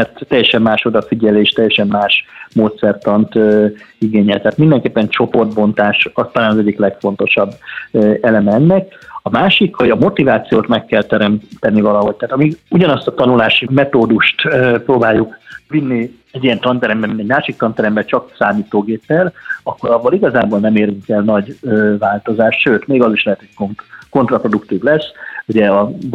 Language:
Hungarian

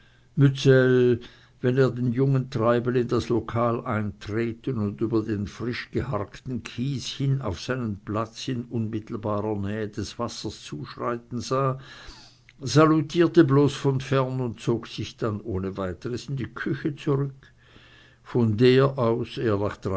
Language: German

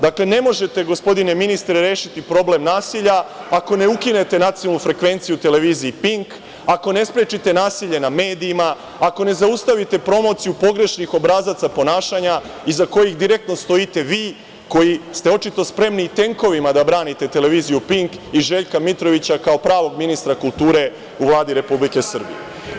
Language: Serbian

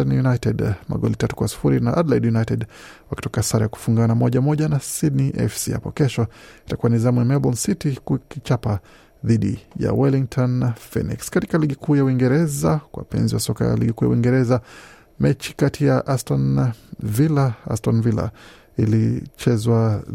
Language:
Swahili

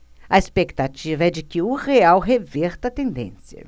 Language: Portuguese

